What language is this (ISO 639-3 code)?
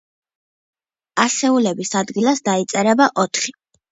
kat